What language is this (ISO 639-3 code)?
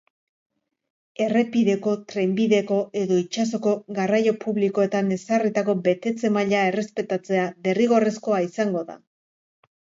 eus